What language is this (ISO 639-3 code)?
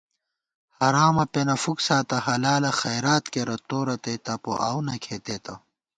gwt